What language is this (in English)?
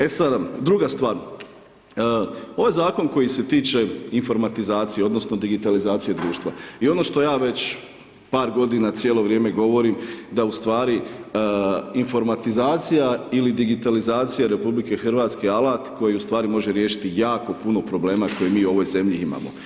Croatian